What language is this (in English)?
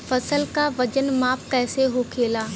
Bhojpuri